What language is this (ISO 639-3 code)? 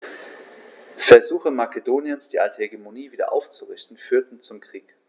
deu